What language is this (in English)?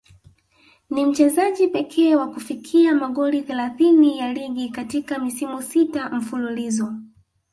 Swahili